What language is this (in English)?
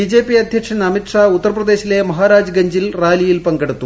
Malayalam